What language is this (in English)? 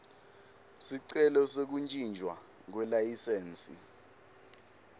Swati